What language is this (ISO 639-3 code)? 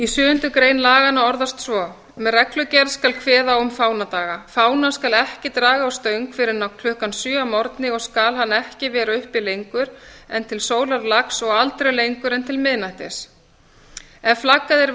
isl